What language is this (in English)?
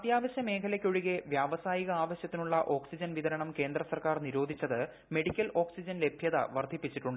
Malayalam